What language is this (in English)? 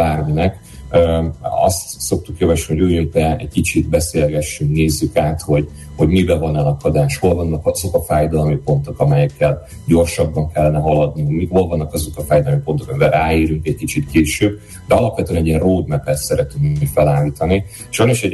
Hungarian